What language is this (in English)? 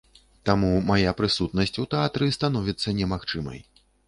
Belarusian